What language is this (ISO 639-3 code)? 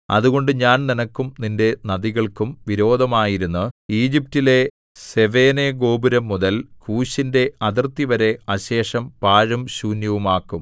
mal